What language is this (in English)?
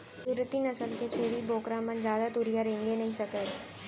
Chhattisgarhi